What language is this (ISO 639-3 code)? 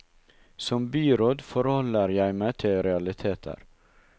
nor